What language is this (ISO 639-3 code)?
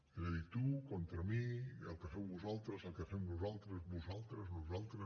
cat